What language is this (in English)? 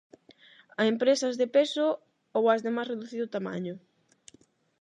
Galician